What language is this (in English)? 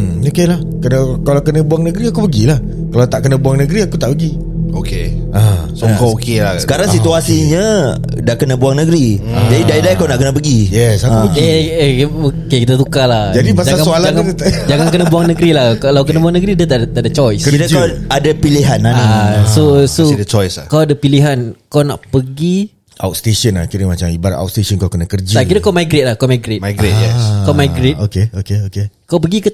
Malay